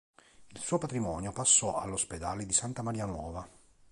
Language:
Italian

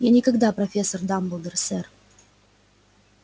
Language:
Russian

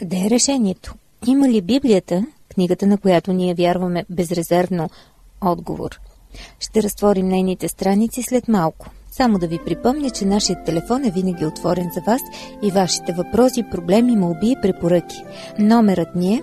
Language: Bulgarian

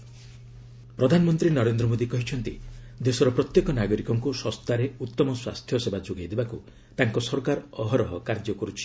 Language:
Odia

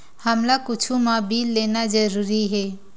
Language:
Chhattisgarhi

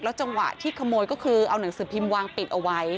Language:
Thai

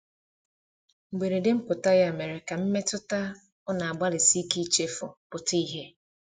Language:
Igbo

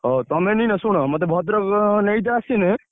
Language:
Odia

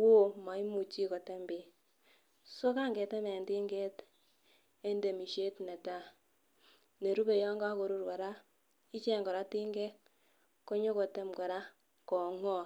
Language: Kalenjin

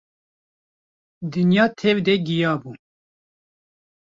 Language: Kurdish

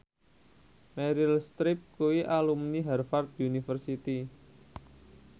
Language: Javanese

